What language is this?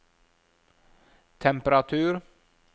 Norwegian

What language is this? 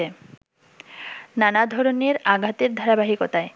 Bangla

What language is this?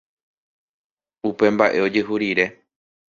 Guarani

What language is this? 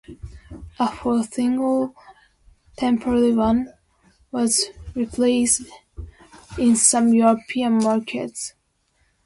English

